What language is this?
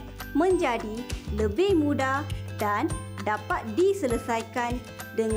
Malay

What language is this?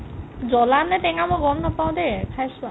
Assamese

